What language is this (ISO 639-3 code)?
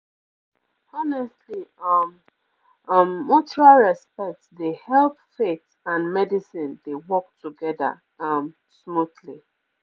pcm